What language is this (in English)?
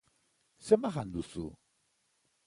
Basque